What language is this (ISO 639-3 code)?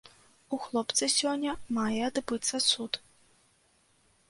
bel